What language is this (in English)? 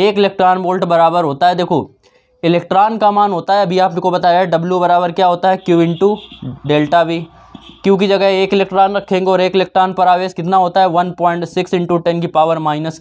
Hindi